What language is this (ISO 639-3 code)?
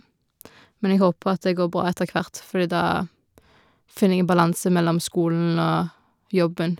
nor